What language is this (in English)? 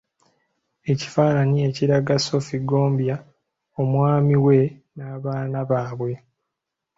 Ganda